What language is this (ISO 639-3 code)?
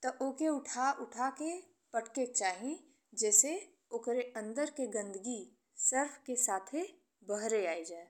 bho